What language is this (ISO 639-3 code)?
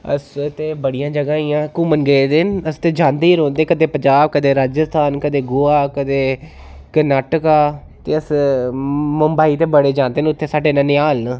doi